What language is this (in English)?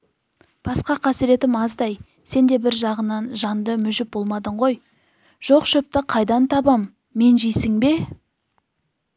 Kazakh